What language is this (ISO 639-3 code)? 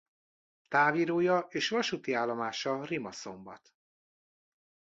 hun